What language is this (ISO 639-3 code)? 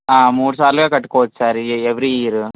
tel